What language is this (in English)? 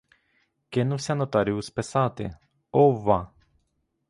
Ukrainian